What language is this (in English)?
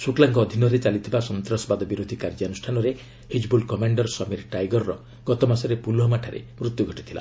Odia